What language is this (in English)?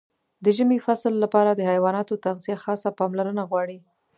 Pashto